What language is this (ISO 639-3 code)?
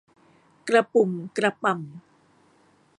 tha